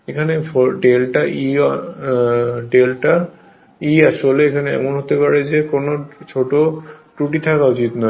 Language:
Bangla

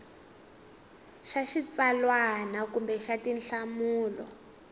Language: Tsonga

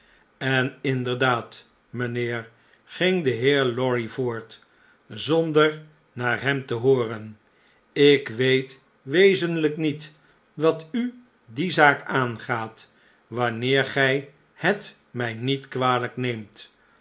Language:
Dutch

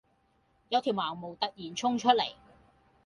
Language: Cantonese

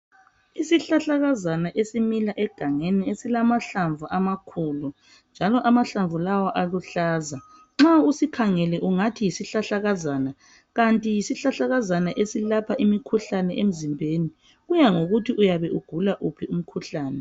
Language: North Ndebele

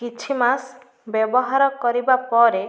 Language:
Odia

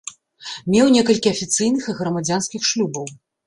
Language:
Belarusian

